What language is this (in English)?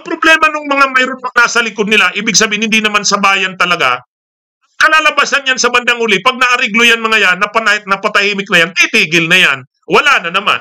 Filipino